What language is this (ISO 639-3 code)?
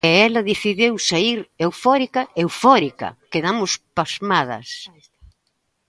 glg